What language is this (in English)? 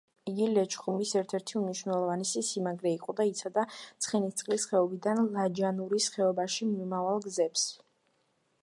Georgian